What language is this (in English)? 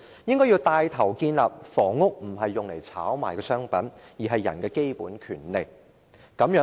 Cantonese